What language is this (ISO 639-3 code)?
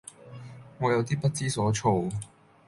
yue